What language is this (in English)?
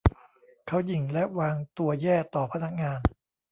Thai